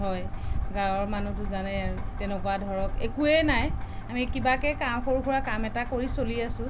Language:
Assamese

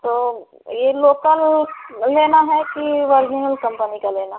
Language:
Hindi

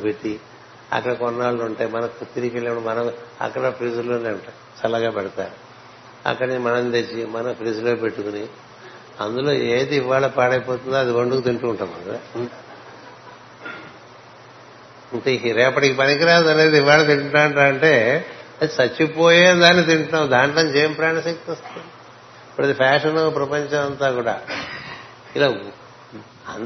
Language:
Telugu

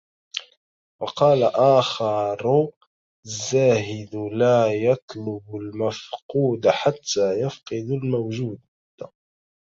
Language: Arabic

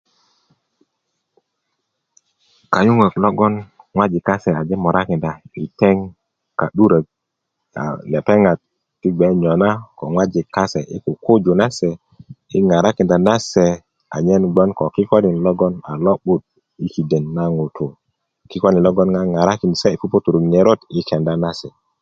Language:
Kuku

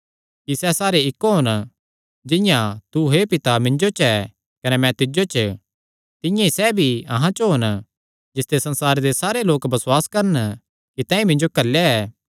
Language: Kangri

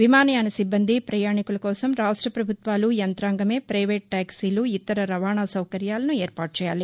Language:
Telugu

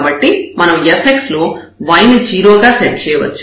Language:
Telugu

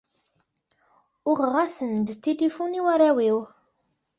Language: Kabyle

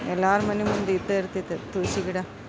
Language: Kannada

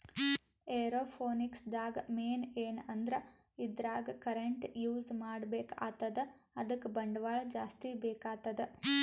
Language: Kannada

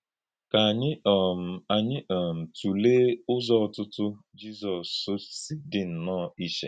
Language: Igbo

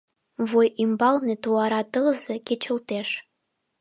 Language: Mari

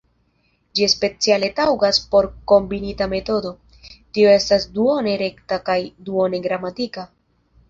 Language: Esperanto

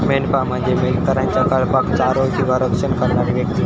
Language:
Marathi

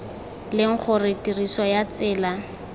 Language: Tswana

